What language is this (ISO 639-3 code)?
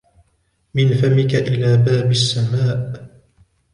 ara